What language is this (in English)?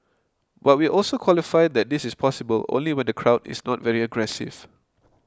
English